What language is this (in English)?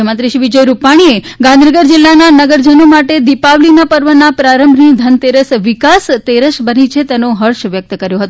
Gujarati